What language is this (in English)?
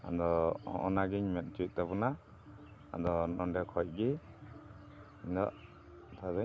Santali